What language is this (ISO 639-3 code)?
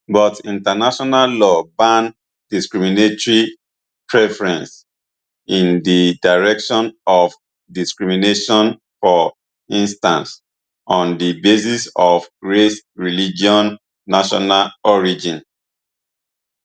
pcm